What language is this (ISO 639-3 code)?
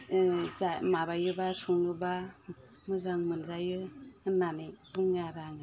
brx